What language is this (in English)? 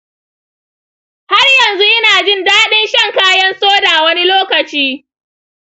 Hausa